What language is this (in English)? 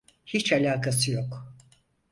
Turkish